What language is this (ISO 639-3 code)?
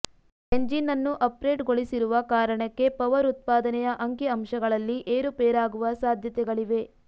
kan